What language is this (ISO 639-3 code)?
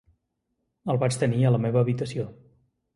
cat